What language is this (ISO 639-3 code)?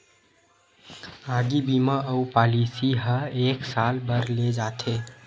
hne